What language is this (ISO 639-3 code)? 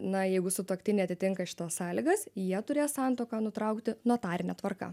lit